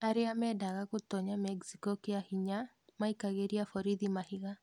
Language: Kikuyu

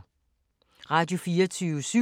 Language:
Danish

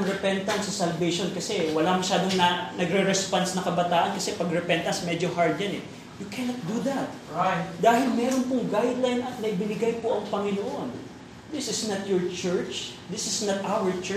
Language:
Filipino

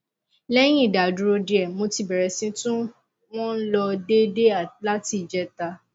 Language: Yoruba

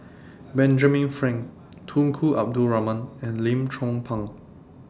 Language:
English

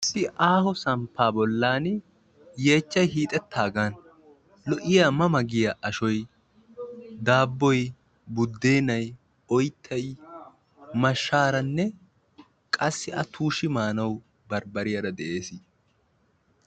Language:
Wolaytta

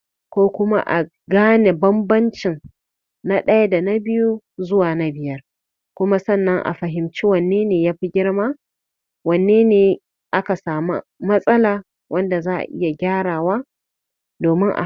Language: Hausa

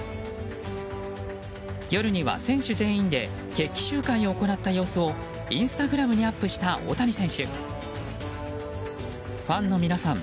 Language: Japanese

